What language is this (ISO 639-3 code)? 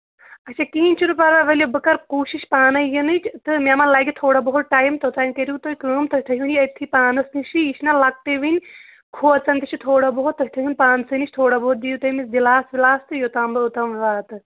kas